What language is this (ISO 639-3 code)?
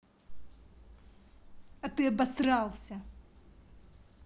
rus